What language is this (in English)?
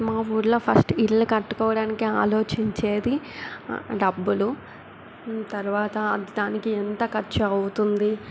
Telugu